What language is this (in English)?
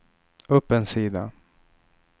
Swedish